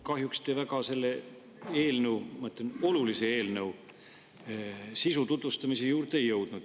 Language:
Estonian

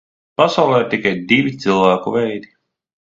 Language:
Latvian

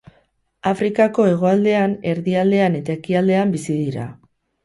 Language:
Basque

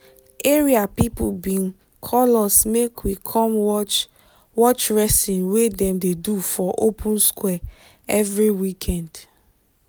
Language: Nigerian Pidgin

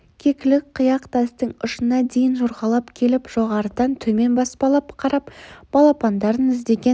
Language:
Kazakh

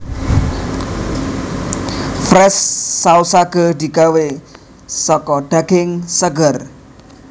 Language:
Javanese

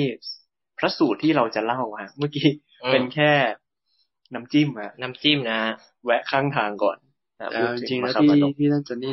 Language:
Thai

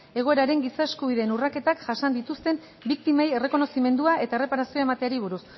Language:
Basque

